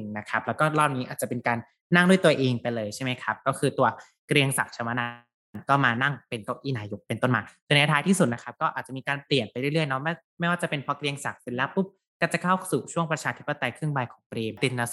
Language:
Thai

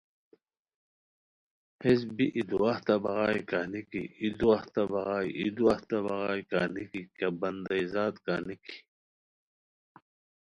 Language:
Khowar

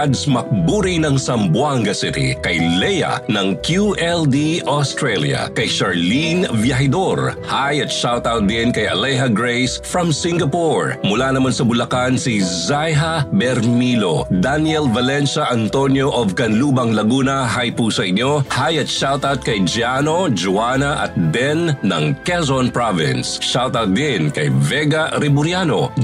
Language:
Filipino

